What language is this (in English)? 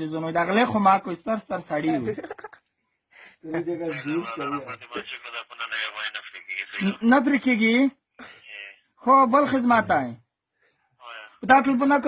Spanish